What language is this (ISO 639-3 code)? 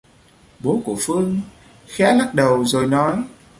vie